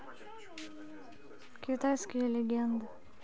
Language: Russian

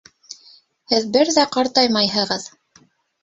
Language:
Bashkir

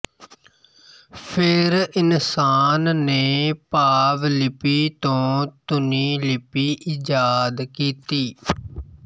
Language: Punjabi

